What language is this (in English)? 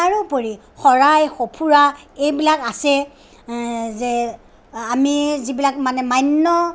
Assamese